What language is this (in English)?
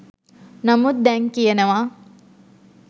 Sinhala